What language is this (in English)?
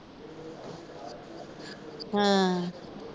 Punjabi